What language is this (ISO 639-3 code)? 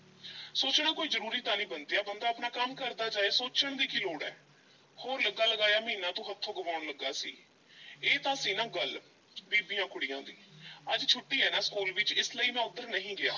pan